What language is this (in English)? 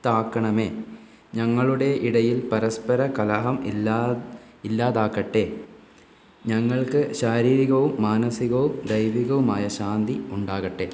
Malayalam